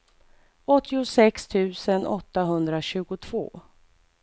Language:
Swedish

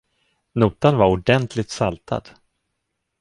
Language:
Swedish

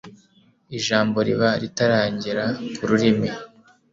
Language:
Kinyarwanda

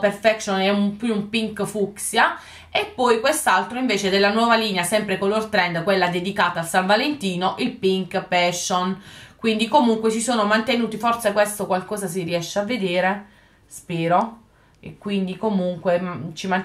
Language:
Italian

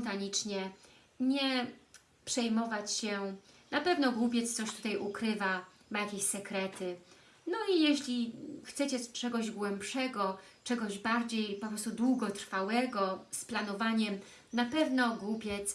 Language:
Polish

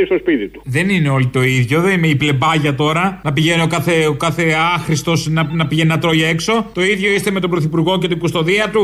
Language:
Greek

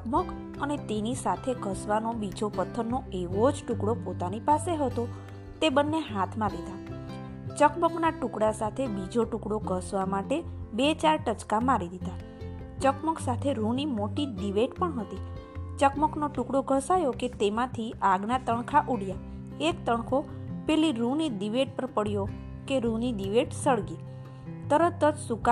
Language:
Gujarati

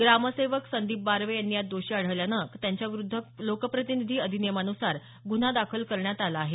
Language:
Marathi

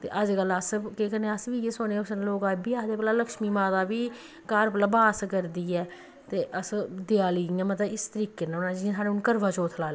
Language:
Dogri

